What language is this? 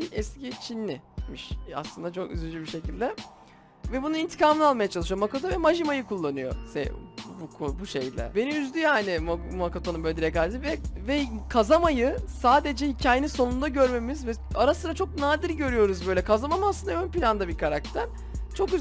Turkish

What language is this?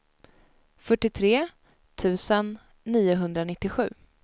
Swedish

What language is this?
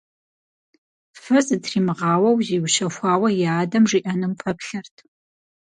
Kabardian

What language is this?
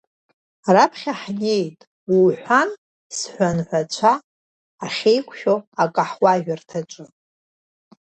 Abkhazian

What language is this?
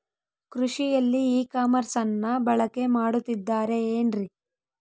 Kannada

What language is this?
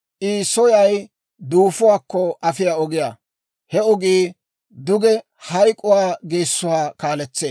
Dawro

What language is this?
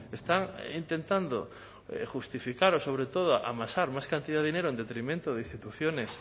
Spanish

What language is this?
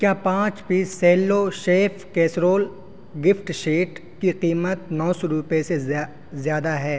Urdu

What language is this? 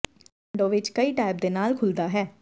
Punjabi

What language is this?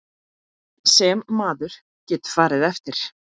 Icelandic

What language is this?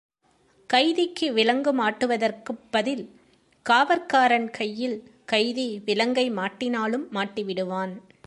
Tamil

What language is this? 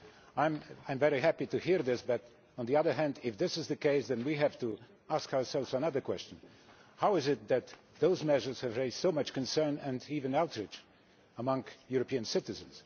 English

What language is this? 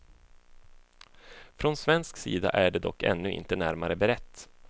Swedish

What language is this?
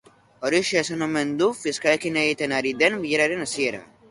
Basque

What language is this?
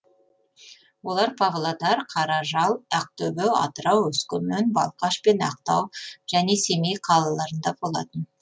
Kazakh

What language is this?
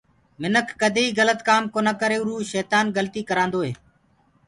Gurgula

